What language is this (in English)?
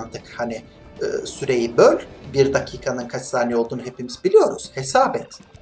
Turkish